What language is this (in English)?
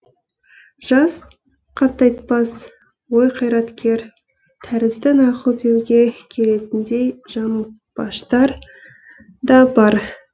Kazakh